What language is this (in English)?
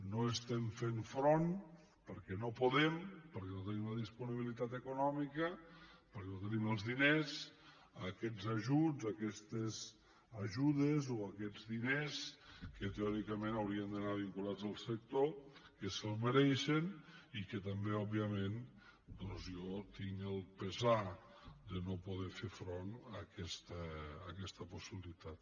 Catalan